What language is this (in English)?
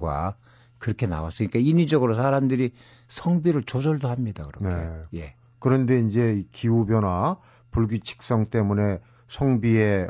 Korean